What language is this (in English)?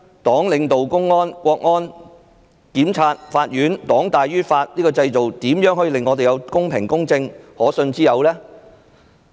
Cantonese